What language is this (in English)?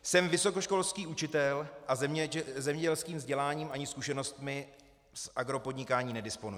Czech